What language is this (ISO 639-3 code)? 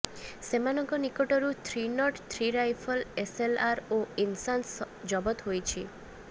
ori